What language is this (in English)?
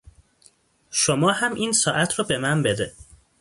Persian